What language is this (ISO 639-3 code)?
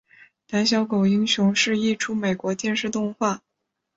zho